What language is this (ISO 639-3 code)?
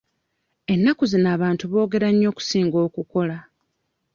lug